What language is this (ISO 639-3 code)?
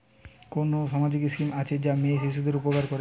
ben